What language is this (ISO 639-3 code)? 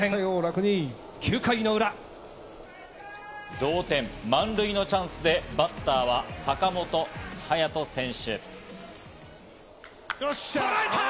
jpn